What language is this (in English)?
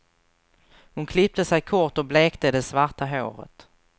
Swedish